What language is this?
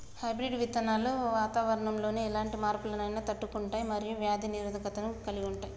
Telugu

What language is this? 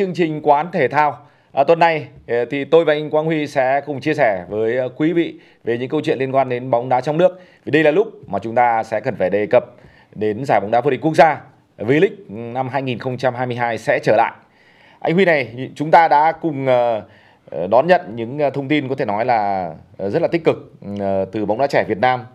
Vietnamese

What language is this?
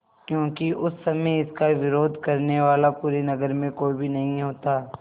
Hindi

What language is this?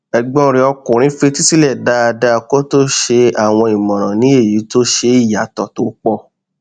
Yoruba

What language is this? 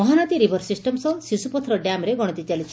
Odia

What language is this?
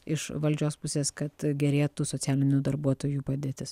Lithuanian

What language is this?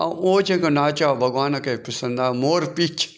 Sindhi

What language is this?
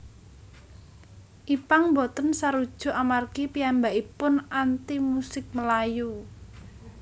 Javanese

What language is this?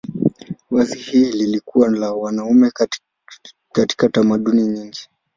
Swahili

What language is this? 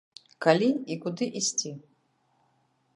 Belarusian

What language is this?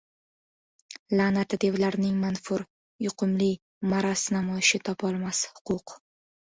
Uzbek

